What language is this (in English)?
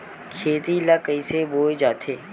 Chhattisgarhi